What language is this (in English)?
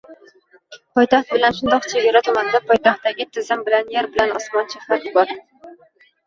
Uzbek